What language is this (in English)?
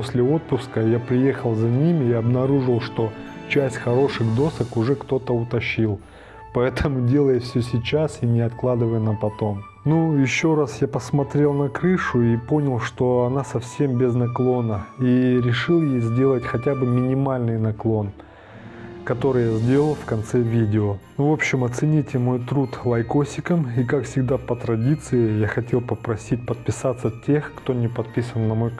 Russian